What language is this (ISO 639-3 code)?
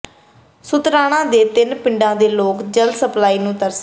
pan